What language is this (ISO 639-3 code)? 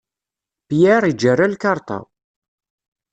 kab